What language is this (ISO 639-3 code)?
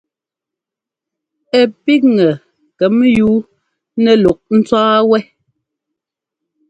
jgo